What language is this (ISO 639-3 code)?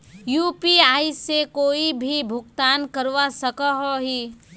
mag